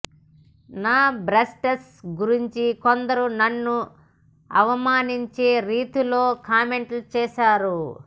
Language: Telugu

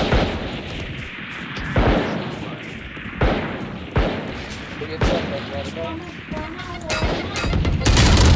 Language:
Turkish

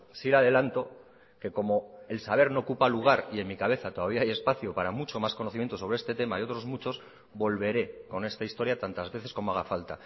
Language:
Spanish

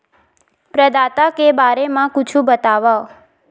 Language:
Chhattisgarhi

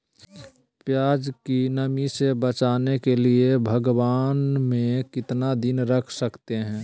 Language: Magahi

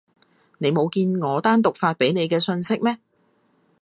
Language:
Cantonese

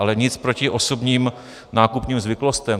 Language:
Czech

